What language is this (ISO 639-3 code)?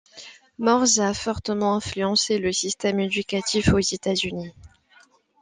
fra